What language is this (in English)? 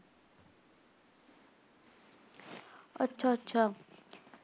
Punjabi